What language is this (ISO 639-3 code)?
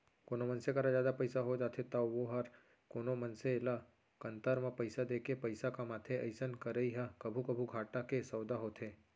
hne